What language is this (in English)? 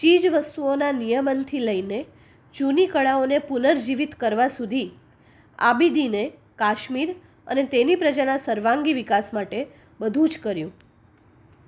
Gujarati